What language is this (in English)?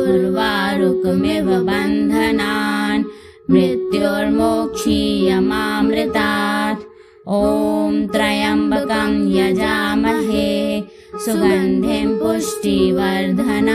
Hindi